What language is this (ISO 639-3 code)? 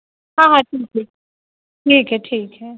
urd